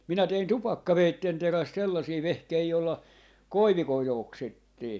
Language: Finnish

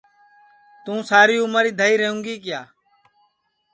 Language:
Sansi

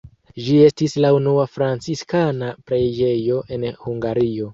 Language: Esperanto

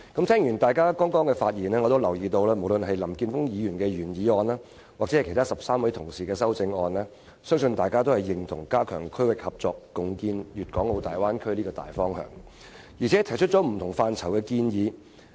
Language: Cantonese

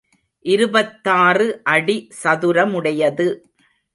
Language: Tamil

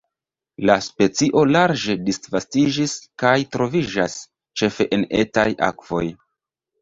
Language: Esperanto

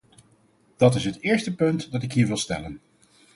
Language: Dutch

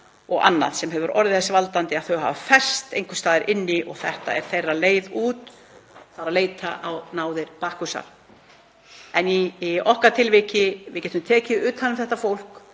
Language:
Icelandic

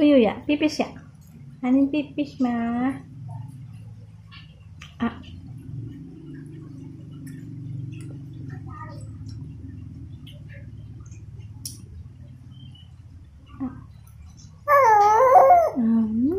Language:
Indonesian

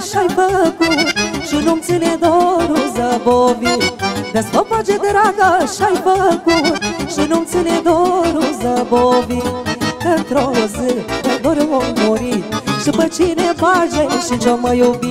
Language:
Romanian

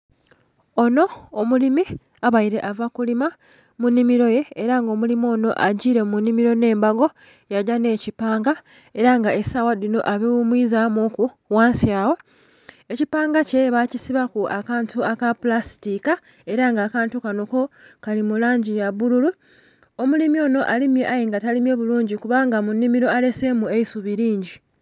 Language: Soga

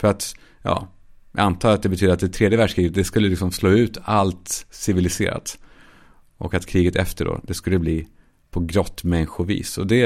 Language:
Swedish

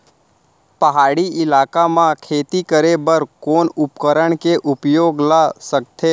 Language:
Chhattisgarhi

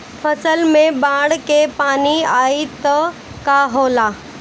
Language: Bhojpuri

